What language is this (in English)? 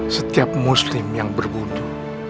Indonesian